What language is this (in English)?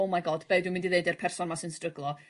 Welsh